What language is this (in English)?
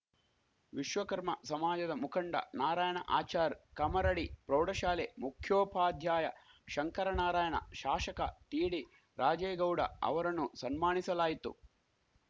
Kannada